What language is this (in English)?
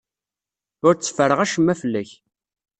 Kabyle